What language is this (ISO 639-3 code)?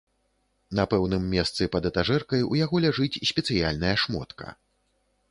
bel